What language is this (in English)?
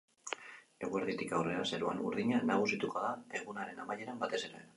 Basque